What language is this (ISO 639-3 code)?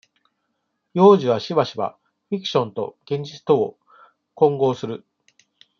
jpn